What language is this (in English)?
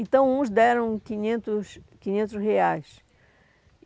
Portuguese